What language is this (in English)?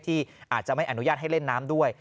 Thai